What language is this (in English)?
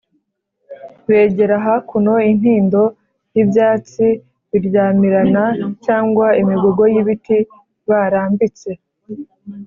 Kinyarwanda